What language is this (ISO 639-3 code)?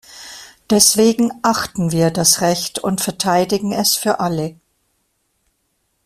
deu